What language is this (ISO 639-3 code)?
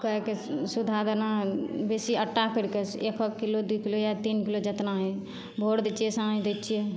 mai